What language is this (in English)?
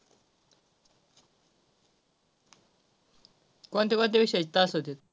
Marathi